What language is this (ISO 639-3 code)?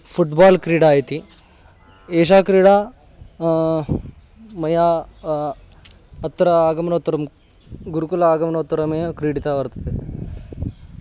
san